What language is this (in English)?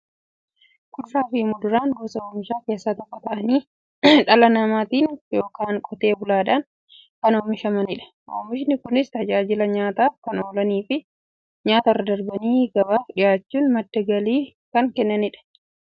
Oromo